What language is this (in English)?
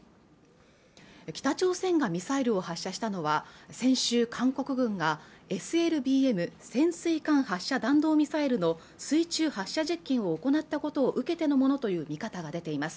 Japanese